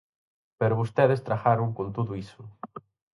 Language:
Galician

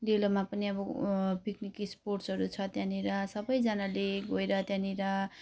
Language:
Nepali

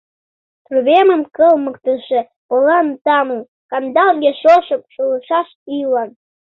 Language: Mari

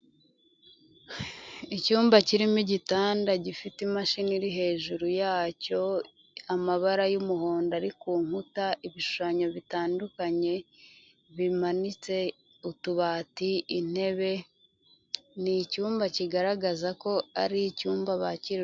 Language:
Kinyarwanda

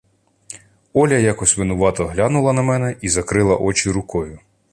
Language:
Ukrainian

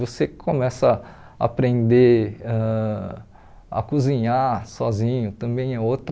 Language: Portuguese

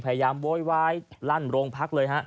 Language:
Thai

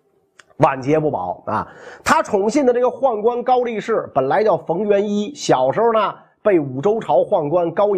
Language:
Chinese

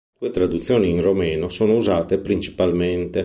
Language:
Italian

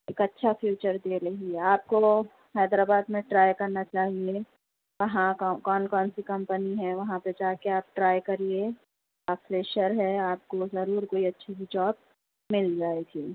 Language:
Urdu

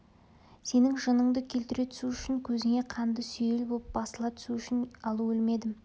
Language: Kazakh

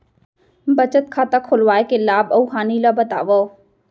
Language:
Chhattisgarhi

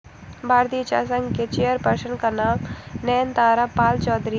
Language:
Hindi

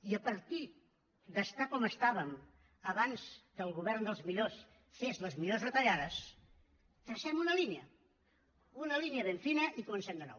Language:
Catalan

